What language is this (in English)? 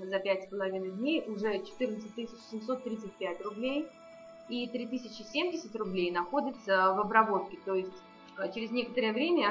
Russian